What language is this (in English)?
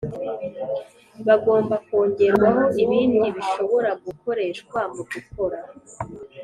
Kinyarwanda